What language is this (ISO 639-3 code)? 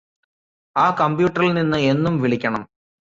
mal